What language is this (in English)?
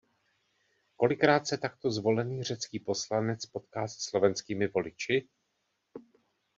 Czech